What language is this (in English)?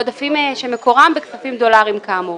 Hebrew